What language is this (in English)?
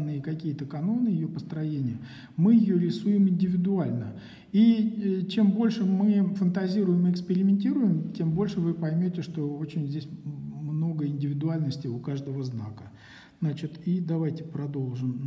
Russian